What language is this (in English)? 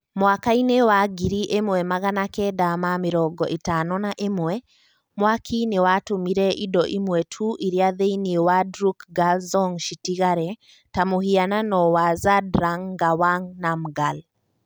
Kikuyu